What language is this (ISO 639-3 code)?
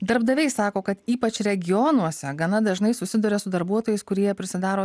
lit